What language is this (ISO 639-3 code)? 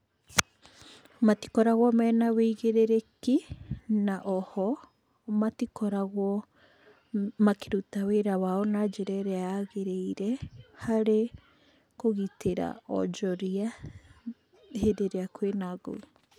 kik